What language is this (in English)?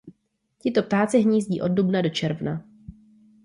Czech